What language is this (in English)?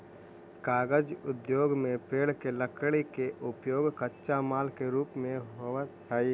Magahi